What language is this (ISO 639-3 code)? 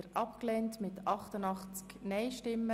gsw